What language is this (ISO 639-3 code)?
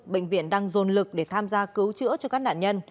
vie